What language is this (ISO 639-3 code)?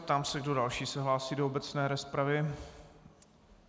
ces